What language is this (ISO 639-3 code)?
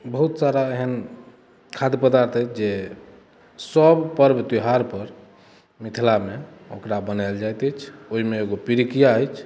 mai